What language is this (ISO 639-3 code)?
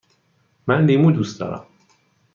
fas